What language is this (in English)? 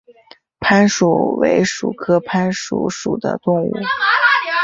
Chinese